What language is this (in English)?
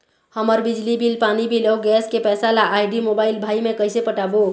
Chhattisgarhi